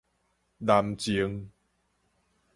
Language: Min Nan Chinese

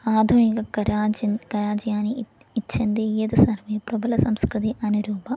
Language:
Sanskrit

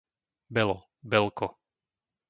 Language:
Slovak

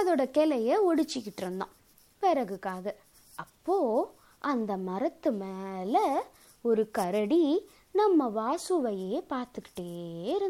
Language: Tamil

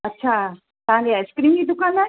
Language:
Sindhi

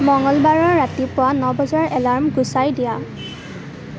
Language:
Assamese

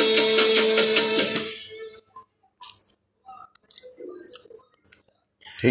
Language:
Hindi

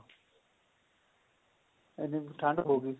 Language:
Punjabi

